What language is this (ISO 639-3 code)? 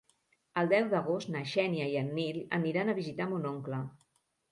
cat